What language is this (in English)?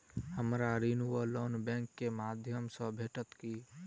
Maithili